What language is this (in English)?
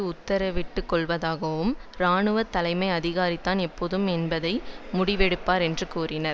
Tamil